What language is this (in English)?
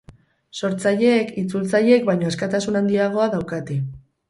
Basque